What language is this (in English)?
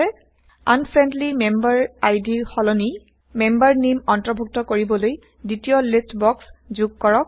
Assamese